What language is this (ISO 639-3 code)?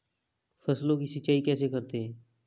hin